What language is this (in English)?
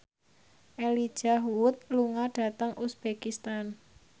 Javanese